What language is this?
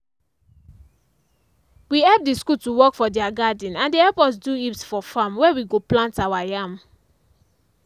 Nigerian Pidgin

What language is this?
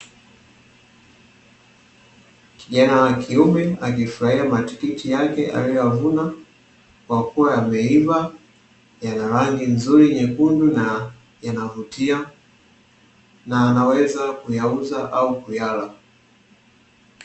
Swahili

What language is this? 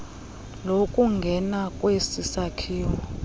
Xhosa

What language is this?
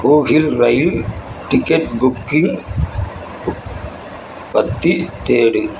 Tamil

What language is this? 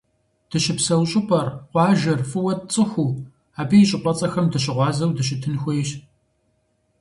Kabardian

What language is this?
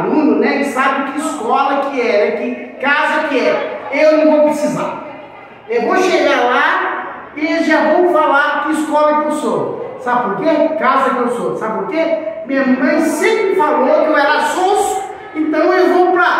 Portuguese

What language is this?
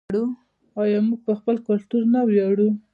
Pashto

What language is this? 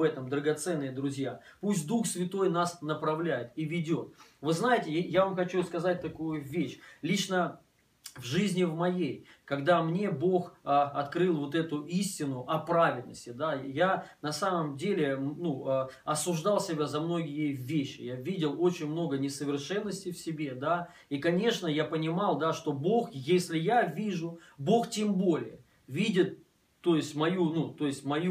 Russian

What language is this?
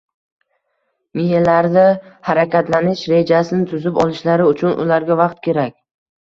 Uzbek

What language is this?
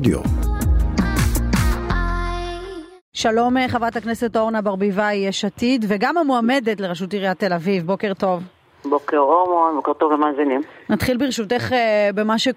Hebrew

